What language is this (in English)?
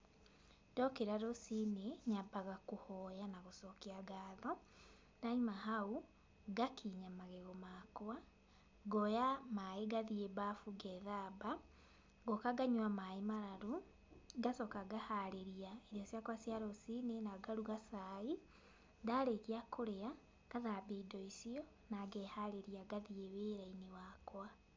Kikuyu